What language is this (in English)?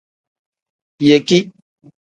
Tem